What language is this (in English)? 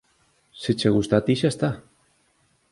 Galician